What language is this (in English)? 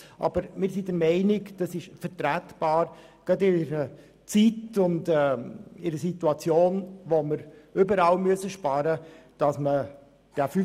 Swiss German